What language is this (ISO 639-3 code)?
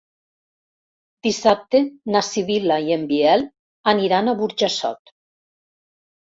cat